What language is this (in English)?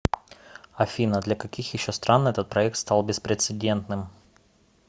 Russian